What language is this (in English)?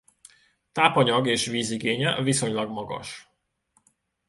Hungarian